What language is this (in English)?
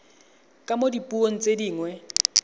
Tswana